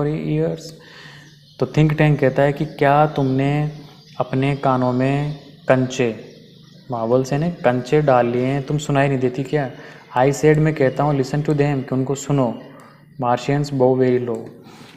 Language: Hindi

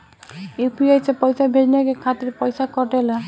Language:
Bhojpuri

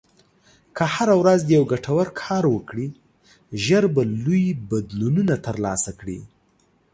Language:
Pashto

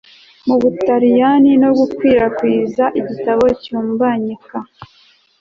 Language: Kinyarwanda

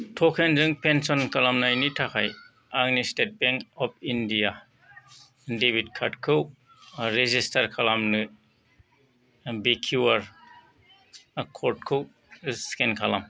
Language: Bodo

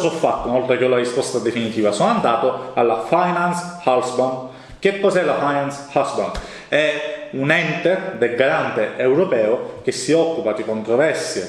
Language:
Italian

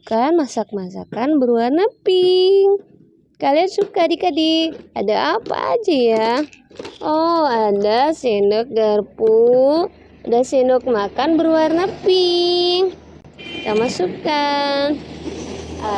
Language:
Indonesian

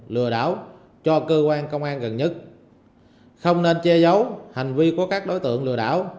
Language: Vietnamese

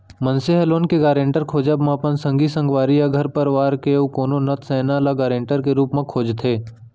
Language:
Chhattisgarhi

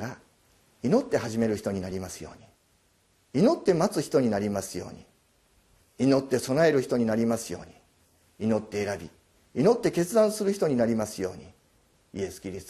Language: Japanese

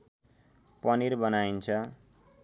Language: Nepali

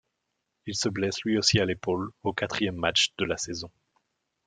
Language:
French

